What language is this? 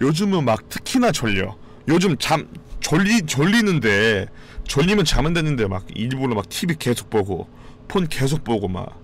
Korean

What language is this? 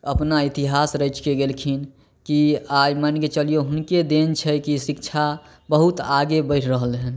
Maithili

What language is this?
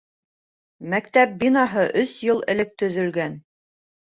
Bashkir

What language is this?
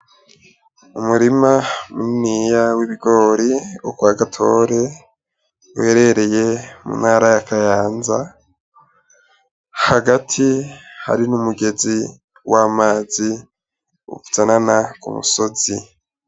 Rundi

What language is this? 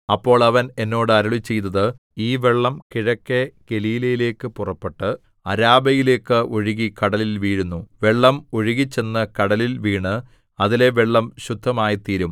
Malayalam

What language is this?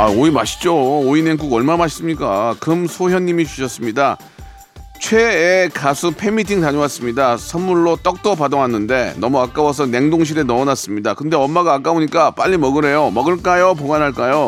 Korean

